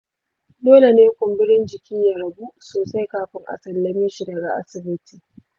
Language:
Hausa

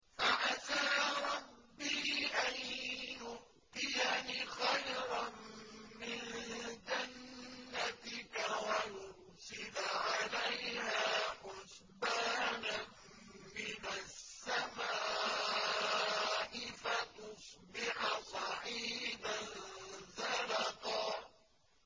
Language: Arabic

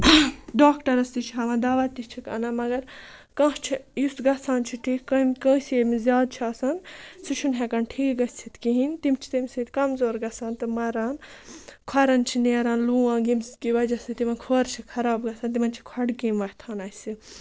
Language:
Kashmiri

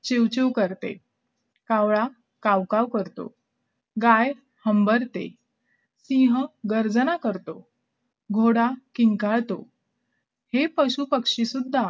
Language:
Marathi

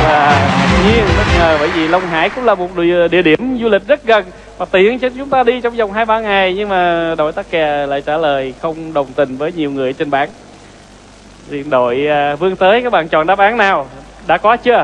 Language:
Vietnamese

